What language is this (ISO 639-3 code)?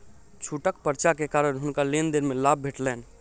mai